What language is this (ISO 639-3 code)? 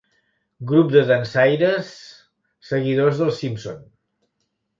cat